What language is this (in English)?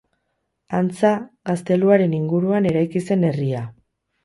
Basque